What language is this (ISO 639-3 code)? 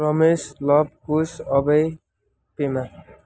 nep